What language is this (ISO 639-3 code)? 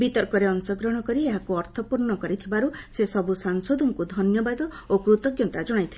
ori